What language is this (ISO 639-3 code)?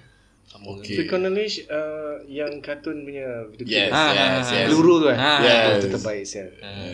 msa